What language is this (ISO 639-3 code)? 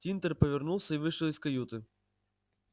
rus